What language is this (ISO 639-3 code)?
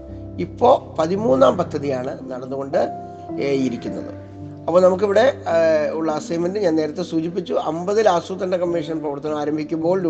mal